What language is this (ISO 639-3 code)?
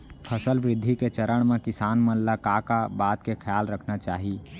hne